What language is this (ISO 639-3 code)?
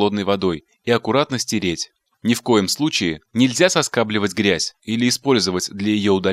rus